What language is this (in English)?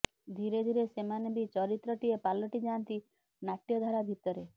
Odia